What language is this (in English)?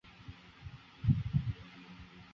Chinese